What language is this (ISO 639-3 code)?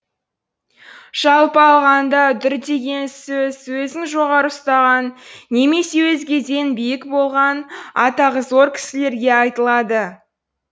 kaz